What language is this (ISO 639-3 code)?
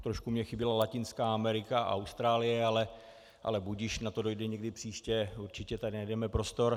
ces